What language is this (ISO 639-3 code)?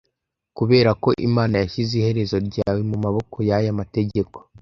kin